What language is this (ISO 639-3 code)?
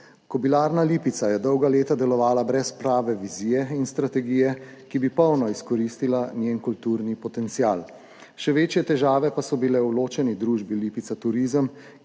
slv